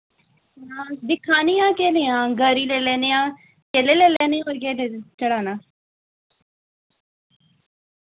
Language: Dogri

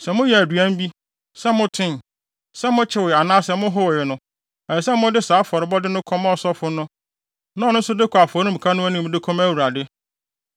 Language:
Akan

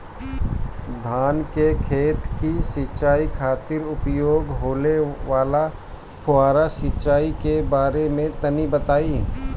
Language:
Bhojpuri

